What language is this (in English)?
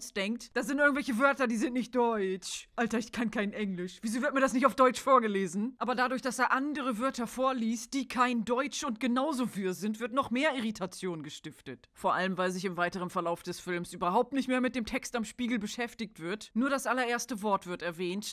German